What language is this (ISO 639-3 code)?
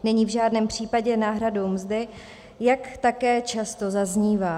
ces